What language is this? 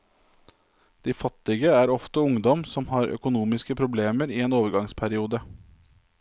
Norwegian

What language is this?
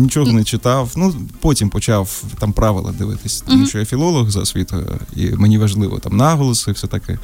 Ukrainian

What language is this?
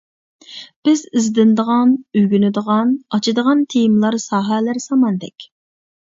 Uyghur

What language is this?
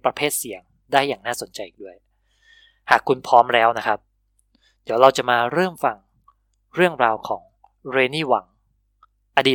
Thai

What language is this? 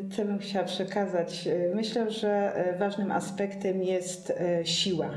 Polish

